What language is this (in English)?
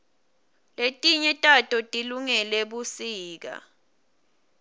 Swati